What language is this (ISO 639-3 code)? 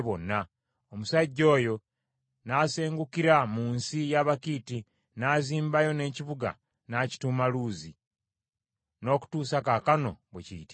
lug